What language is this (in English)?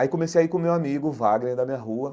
Portuguese